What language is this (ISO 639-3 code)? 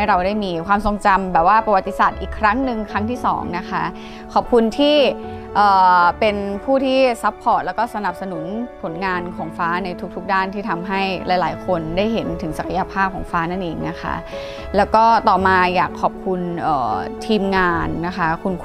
tha